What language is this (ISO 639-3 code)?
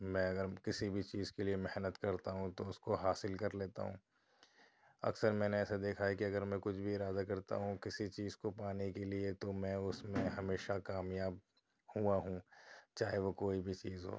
urd